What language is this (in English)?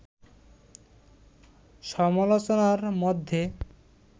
Bangla